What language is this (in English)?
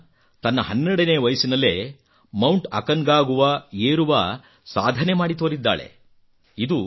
Kannada